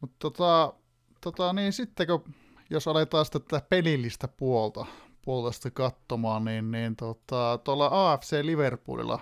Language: Finnish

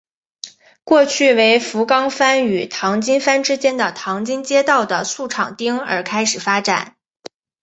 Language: Chinese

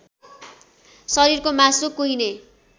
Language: Nepali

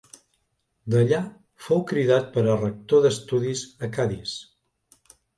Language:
Catalan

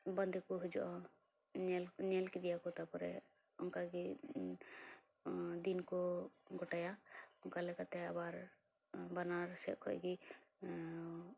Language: Santali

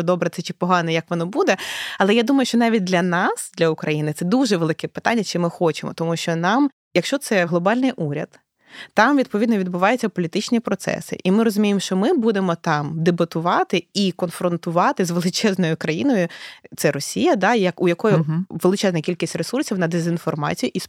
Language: Ukrainian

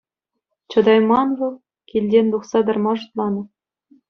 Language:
Chuvash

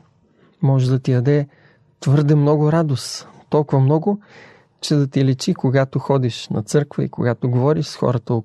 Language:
Bulgarian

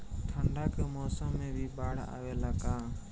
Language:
Bhojpuri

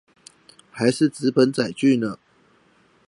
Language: Chinese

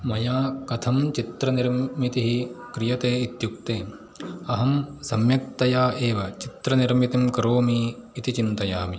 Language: Sanskrit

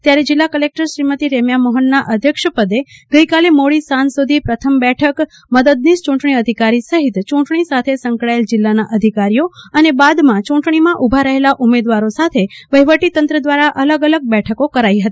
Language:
Gujarati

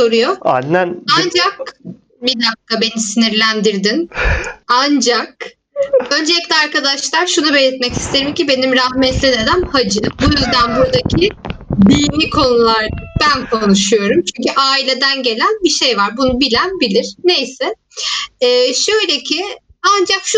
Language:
Turkish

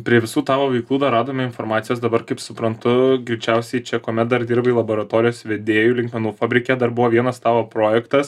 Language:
Lithuanian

